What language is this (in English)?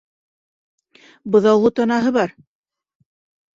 Bashkir